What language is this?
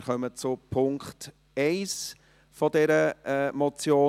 Swiss German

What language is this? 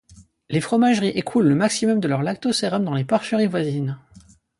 French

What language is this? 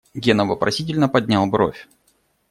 Russian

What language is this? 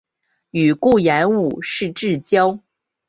Chinese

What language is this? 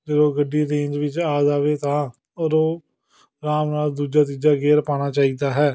Punjabi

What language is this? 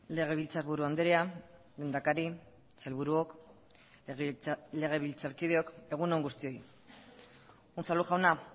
Basque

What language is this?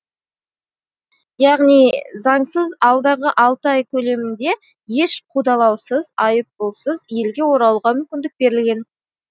Kazakh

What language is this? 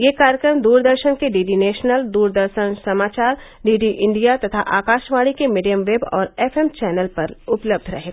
Hindi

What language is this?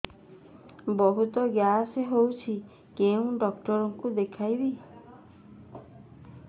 Odia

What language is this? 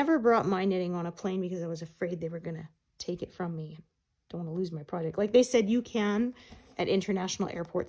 English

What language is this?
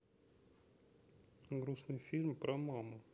Russian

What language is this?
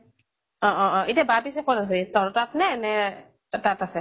Assamese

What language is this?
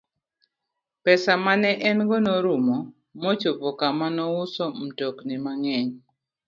Luo (Kenya and Tanzania)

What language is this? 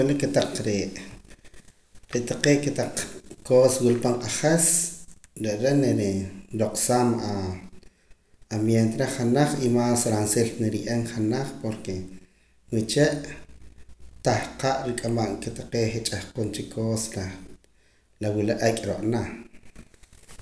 Poqomam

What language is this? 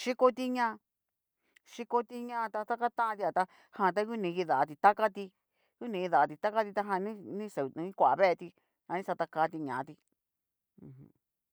Cacaloxtepec Mixtec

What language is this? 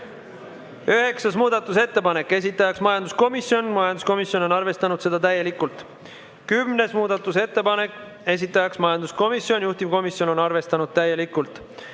Estonian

